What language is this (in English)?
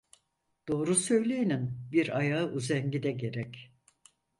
Turkish